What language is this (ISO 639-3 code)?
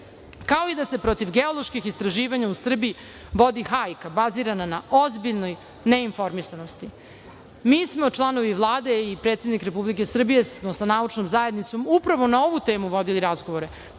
srp